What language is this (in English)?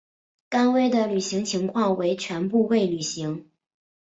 Chinese